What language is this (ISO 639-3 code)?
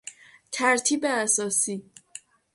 fas